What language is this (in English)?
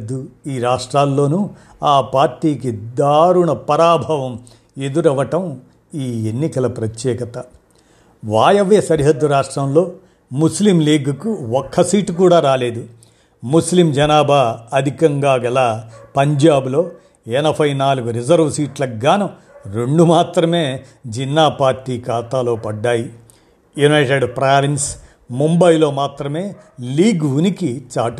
Telugu